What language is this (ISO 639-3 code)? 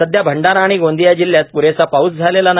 mar